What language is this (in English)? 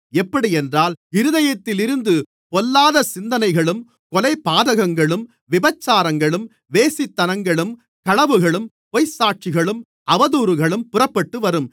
Tamil